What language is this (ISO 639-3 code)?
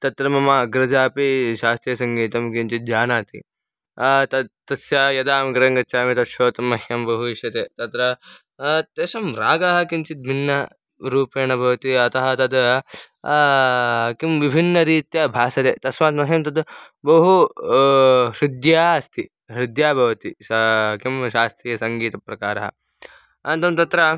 san